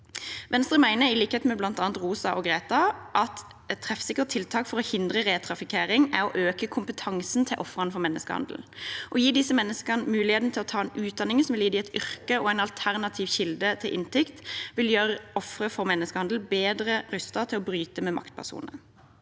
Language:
Norwegian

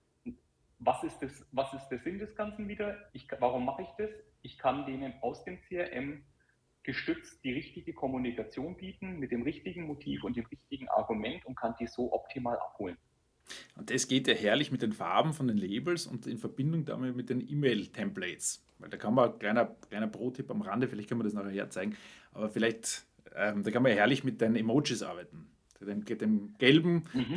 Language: German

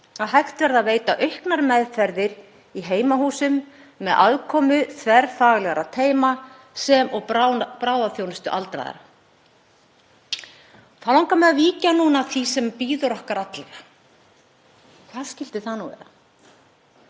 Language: Icelandic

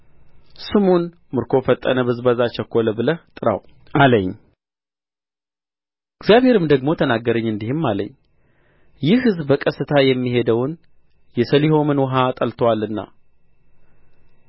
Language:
Amharic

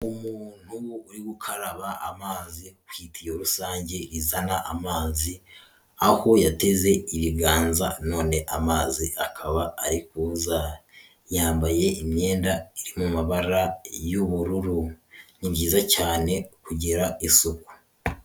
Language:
Kinyarwanda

